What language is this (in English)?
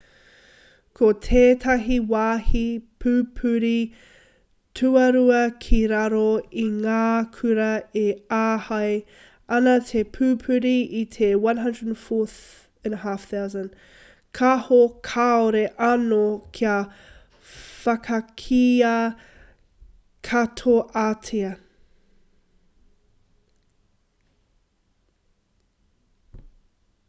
Māori